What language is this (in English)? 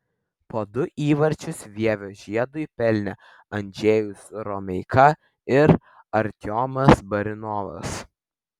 Lithuanian